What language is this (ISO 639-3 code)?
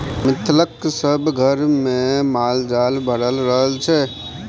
mai